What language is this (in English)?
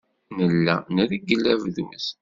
Kabyle